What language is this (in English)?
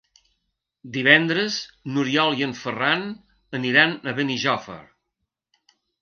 Catalan